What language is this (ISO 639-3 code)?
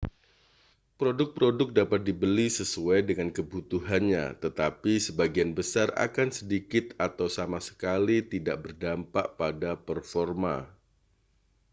ind